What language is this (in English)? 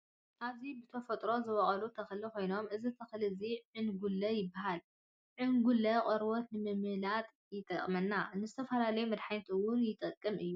Tigrinya